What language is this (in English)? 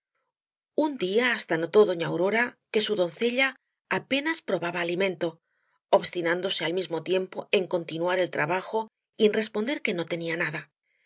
Spanish